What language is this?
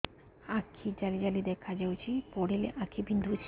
Odia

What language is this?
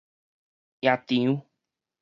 Min Nan Chinese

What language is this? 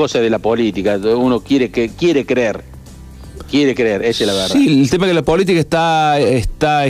Spanish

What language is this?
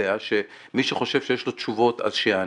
Hebrew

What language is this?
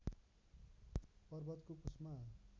Nepali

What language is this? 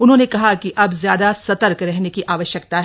Hindi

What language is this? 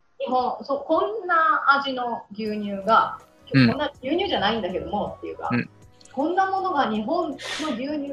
Japanese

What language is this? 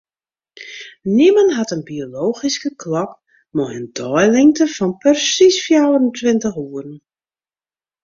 Western Frisian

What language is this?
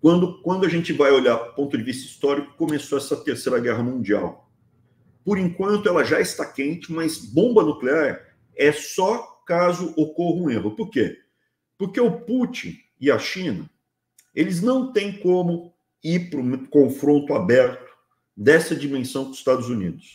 Portuguese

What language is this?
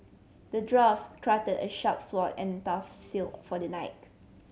English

